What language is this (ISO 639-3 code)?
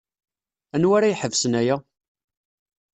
kab